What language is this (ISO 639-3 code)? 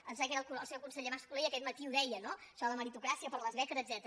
cat